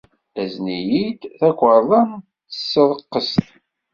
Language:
Kabyle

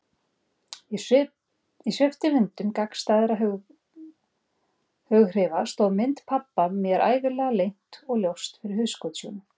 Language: Icelandic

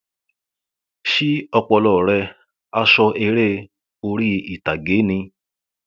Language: Yoruba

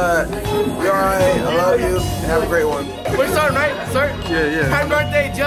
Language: English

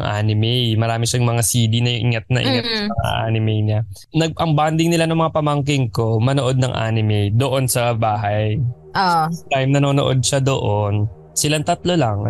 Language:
Filipino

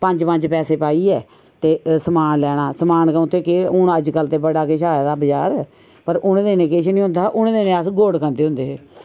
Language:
Dogri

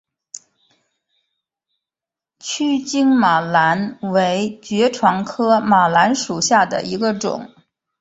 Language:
Chinese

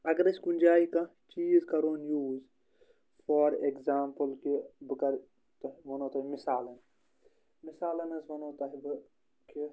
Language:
Kashmiri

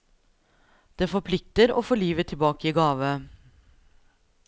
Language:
Norwegian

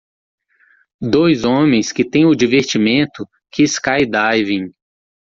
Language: Portuguese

